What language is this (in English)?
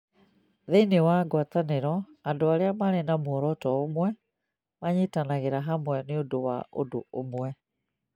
Kikuyu